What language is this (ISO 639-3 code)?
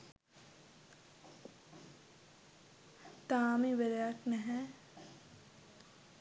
sin